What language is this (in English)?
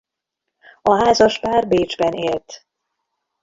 Hungarian